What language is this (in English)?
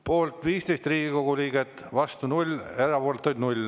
Estonian